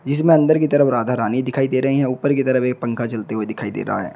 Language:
Hindi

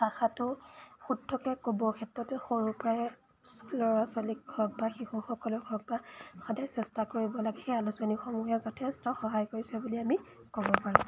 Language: Assamese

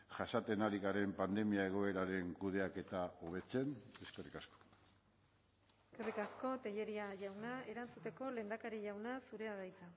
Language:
Basque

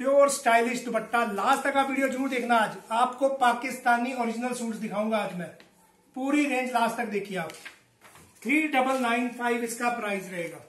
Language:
Hindi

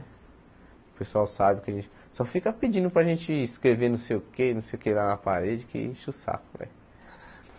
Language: Portuguese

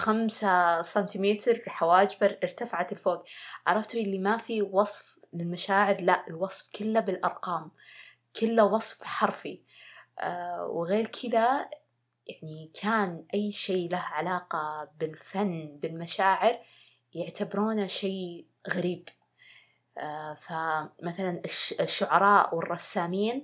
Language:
Arabic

